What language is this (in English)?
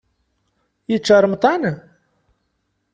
Kabyle